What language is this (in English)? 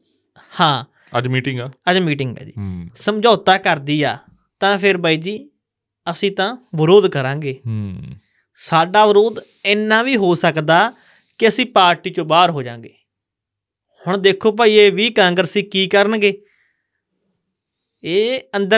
Punjabi